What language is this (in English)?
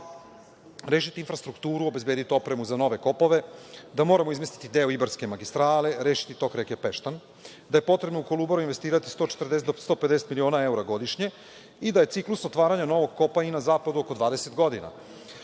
Serbian